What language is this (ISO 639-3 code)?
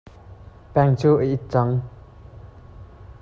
cnh